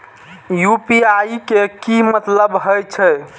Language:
Maithili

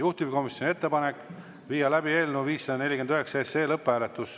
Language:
Estonian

